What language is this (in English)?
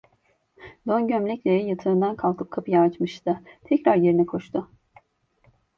Turkish